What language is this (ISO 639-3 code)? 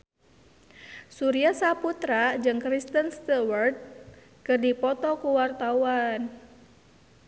sun